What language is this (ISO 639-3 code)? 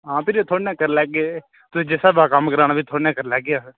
doi